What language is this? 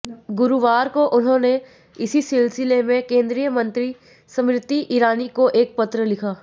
Hindi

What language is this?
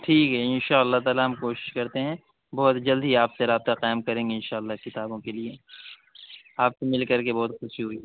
Urdu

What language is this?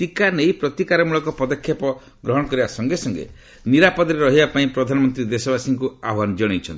Odia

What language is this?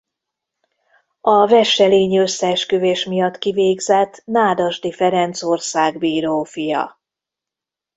Hungarian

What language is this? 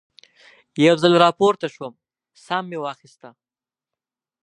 Pashto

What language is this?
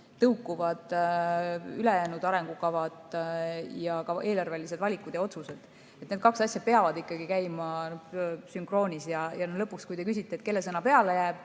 Estonian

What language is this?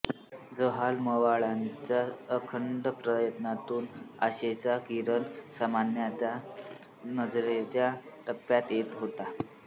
Marathi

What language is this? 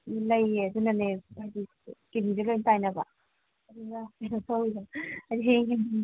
Manipuri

